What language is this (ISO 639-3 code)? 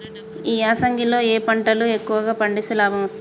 tel